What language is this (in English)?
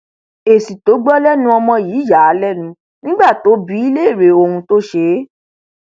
Yoruba